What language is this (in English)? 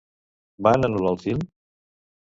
Catalan